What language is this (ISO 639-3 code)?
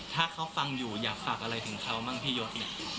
tha